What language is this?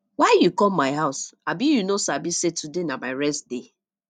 Nigerian Pidgin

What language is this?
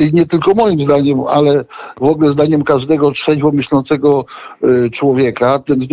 Polish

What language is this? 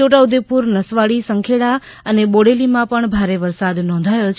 Gujarati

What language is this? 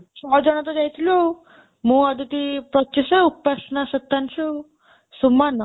Odia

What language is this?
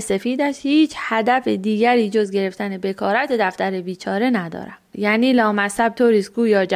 Persian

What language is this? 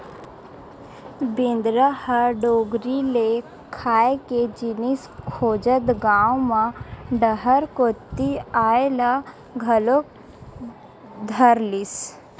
Chhattisgarhi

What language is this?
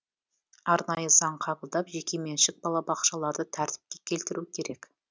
Kazakh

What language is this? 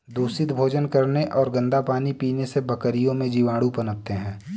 Hindi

